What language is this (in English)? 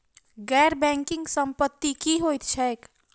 Maithili